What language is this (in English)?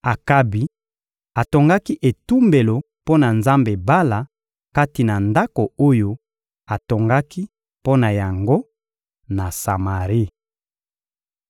Lingala